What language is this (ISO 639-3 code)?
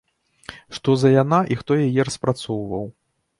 bel